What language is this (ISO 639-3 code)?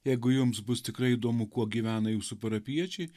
lit